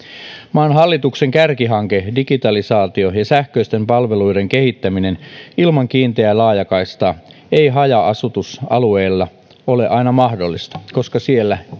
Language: Finnish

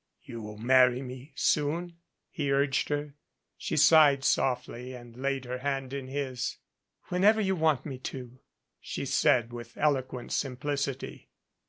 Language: English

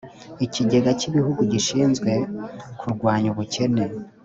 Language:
Kinyarwanda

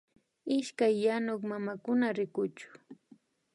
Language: Imbabura Highland Quichua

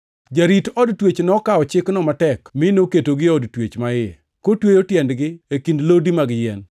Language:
Luo (Kenya and Tanzania)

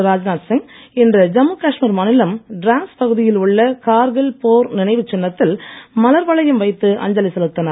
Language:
Tamil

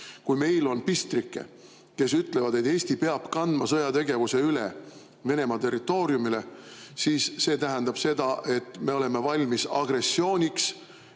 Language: Estonian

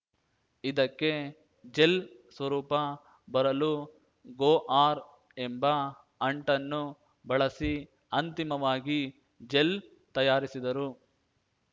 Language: Kannada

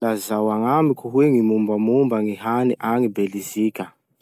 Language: Masikoro Malagasy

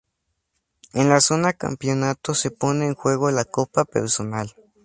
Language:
Spanish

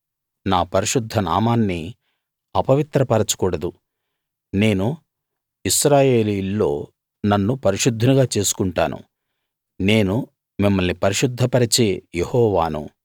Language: Telugu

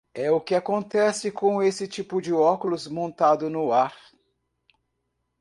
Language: Portuguese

